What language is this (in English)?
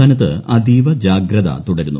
Malayalam